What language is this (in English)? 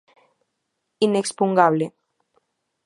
Galician